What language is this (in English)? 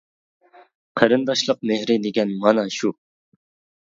Uyghur